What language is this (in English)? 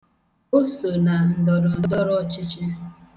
Igbo